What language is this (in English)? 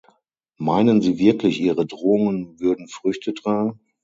German